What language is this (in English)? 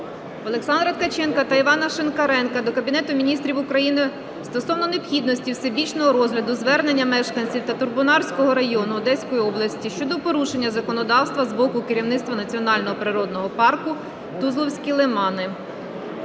Ukrainian